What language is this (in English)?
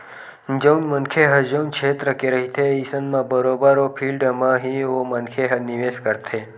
Chhattisgarhi